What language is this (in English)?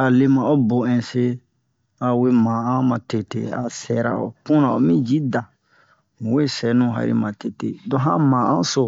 Bomu